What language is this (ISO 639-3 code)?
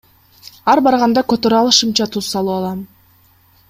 kir